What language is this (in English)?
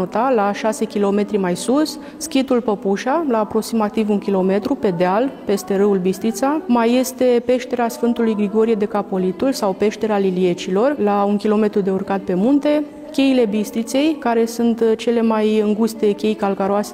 Romanian